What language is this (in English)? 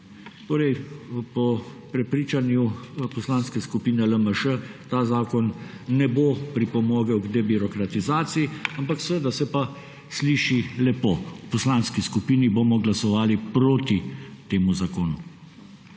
Slovenian